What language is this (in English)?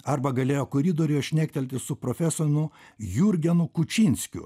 Lithuanian